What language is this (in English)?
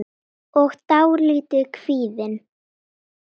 Icelandic